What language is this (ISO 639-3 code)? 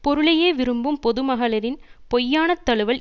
tam